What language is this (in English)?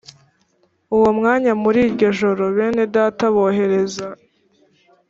Kinyarwanda